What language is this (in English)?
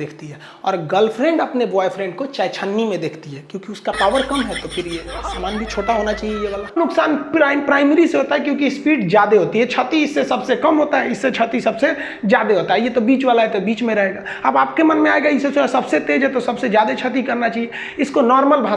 Hindi